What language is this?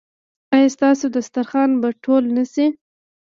Pashto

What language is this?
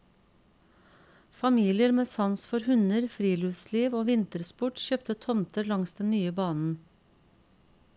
Norwegian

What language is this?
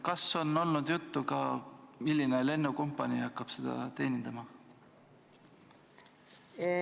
Estonian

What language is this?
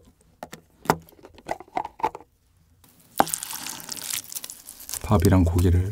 Korean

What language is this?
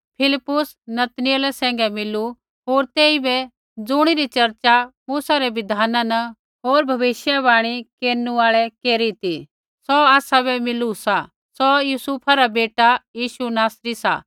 Kullu Pahari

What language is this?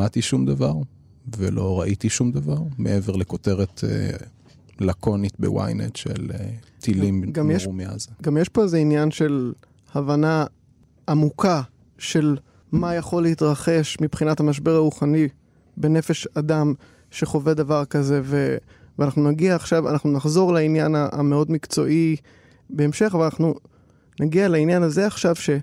Hebrew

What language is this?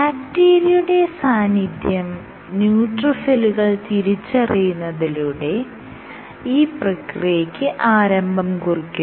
Malayalam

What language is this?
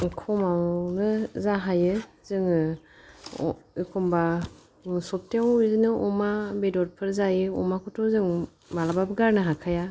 Bodo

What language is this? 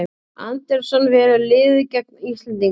Icelandic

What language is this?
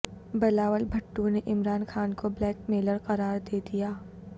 Urdu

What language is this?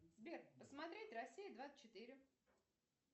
Russian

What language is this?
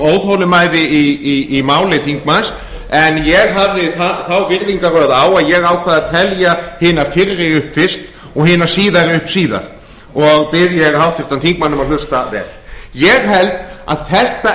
Icelandic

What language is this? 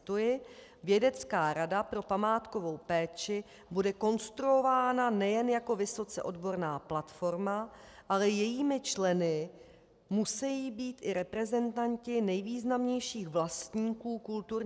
Czech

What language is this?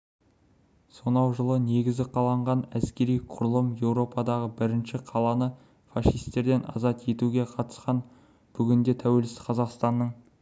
Kazakh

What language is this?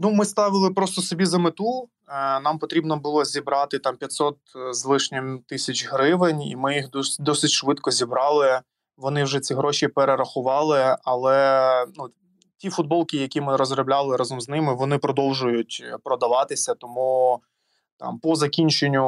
Ukrainian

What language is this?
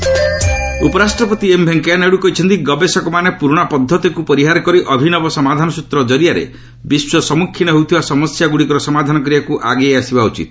Odia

